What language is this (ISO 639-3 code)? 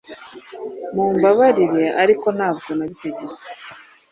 kin